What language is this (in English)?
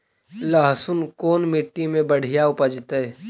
Magahi